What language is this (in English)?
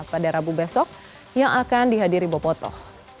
Indonesian